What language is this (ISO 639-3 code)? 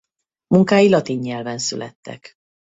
hun